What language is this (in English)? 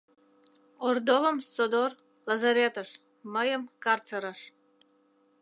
Mari